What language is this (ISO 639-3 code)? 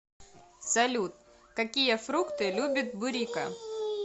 rus